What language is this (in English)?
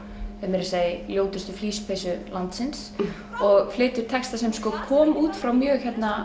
Icelandic